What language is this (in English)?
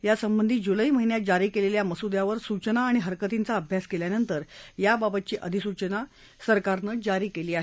Marathi